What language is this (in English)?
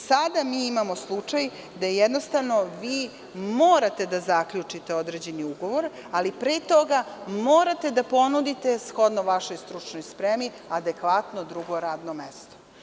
Serbian